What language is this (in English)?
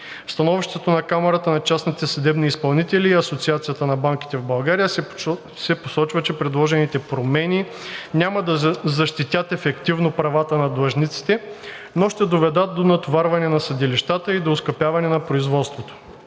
Bulgarian